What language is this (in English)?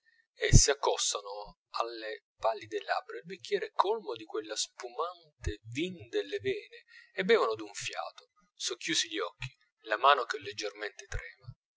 Italian